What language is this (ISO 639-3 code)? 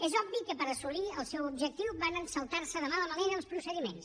cat